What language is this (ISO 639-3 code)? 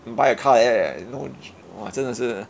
eng